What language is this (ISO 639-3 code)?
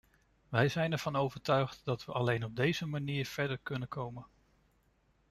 nld